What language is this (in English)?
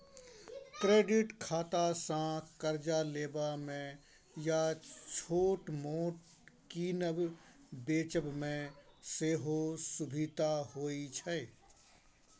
Maithili